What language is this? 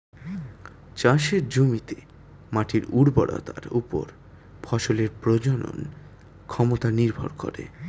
Bangla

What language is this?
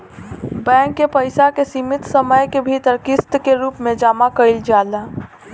Bhojpuri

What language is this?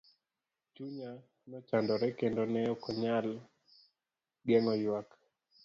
Luo (Kenya and Tanzania)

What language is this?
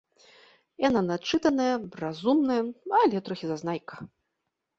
Belarusian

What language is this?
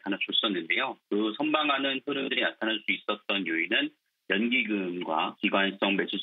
Korean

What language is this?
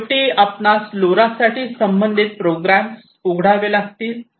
Marathi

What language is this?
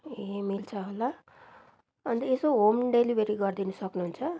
Nepali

